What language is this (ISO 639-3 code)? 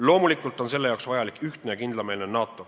est